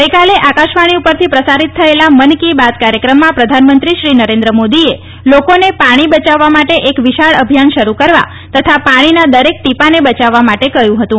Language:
Gujarati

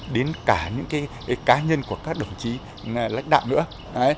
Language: Vietnamese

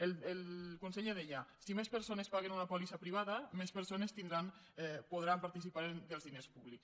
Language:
Catalan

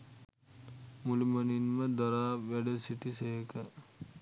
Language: Sinhala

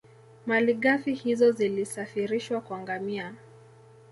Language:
Swahili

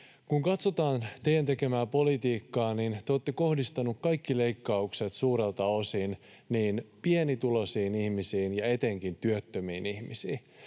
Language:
Finnish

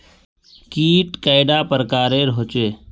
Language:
Magahi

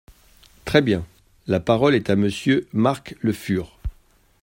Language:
French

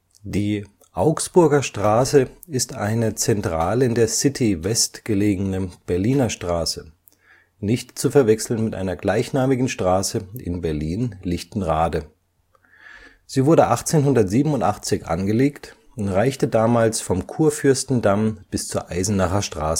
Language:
German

